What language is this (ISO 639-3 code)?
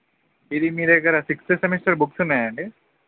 tel